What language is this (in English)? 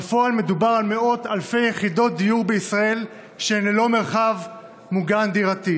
Hebrew